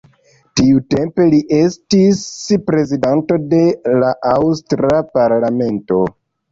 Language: Esperanto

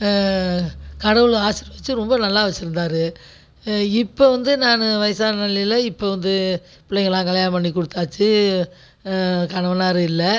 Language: Tamil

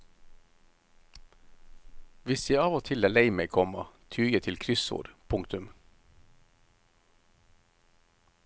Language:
Norwegian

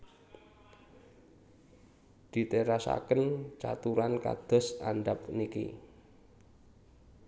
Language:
Javanese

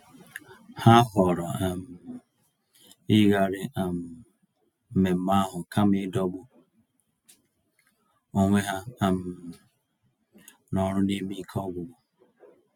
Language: Igbo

